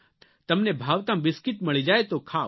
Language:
Gujarati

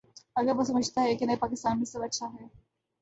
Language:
Urdu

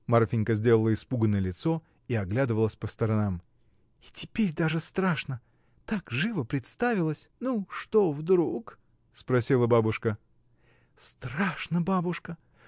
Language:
Russian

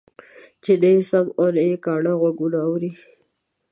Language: Pashto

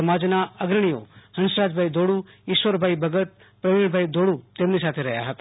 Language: Gujarati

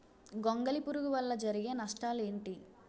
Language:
Telugu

